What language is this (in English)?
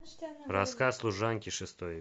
Russian